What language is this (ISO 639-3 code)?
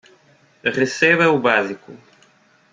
por